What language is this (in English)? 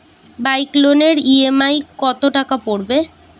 Bangla